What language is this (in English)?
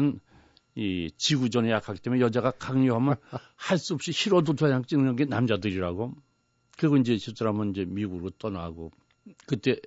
Korean